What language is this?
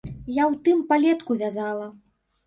Belarusian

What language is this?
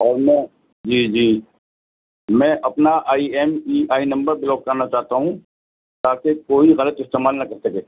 Urdu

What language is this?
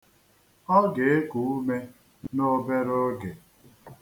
Igbo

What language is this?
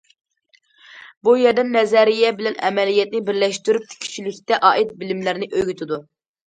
Uyghur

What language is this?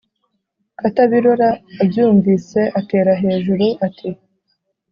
Kinyarwanda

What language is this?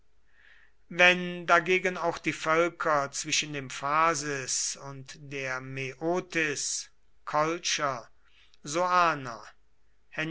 German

